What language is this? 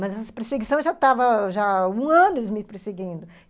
Portuguese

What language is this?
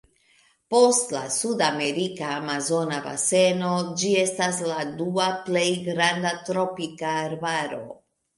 Esperanto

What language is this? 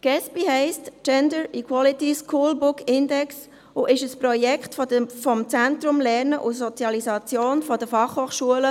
Swiss German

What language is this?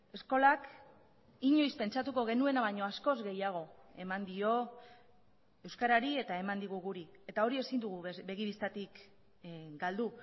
Basque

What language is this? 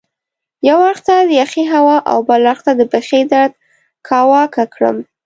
Pashto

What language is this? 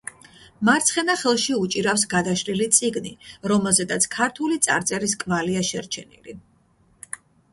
Georgian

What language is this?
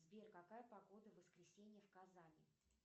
Russian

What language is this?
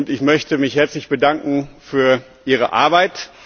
German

